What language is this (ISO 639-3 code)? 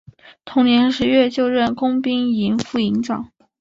zho